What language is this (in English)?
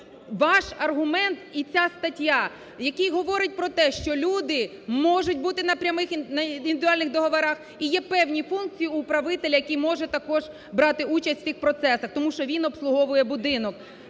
Ukrainian